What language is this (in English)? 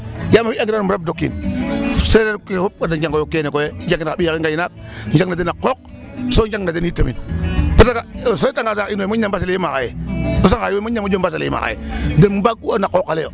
Serer